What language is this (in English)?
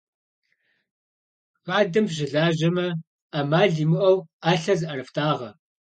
Kabardian